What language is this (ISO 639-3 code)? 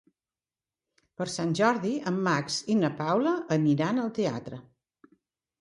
cat